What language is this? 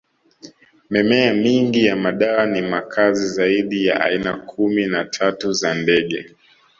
Swahili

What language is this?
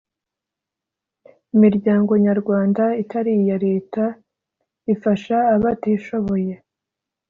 Kinyarwanda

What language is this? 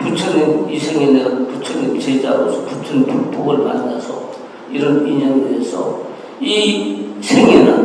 Korean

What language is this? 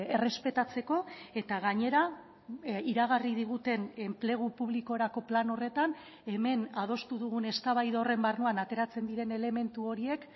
Basque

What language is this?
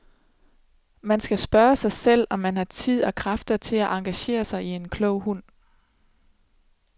Danish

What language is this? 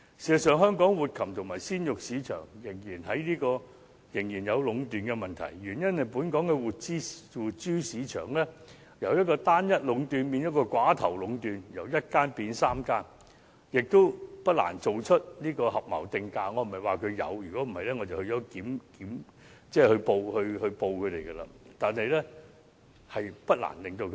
Cantonese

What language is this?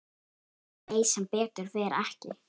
Icelandic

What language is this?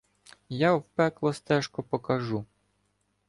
Ukrainian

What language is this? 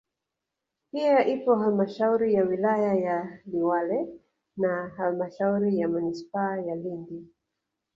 Swahili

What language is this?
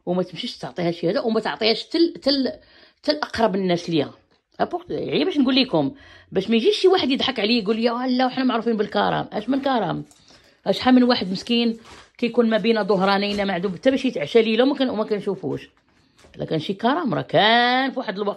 Arabic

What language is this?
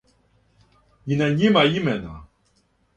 Serbian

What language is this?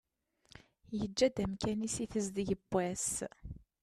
Kabyle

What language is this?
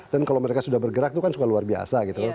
Indonesian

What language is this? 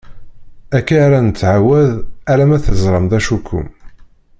Kabyle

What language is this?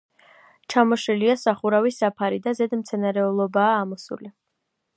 Georgian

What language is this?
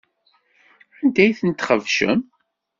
Kabyle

